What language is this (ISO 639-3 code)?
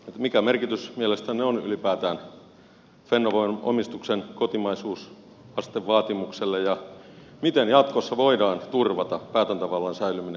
fin